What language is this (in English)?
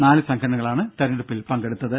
Malayalam